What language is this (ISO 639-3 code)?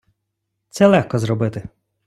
ukr